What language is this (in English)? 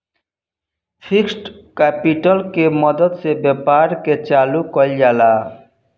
Bhojpuri